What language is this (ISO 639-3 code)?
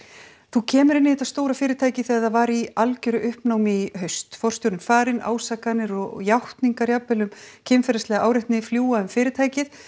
isl